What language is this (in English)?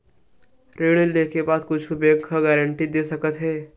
Chhattisgarhi